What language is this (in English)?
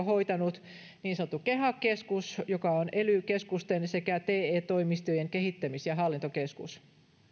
Finnish